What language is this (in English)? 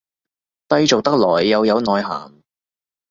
Cantonese